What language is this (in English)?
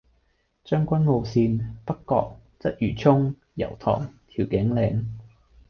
Cantonese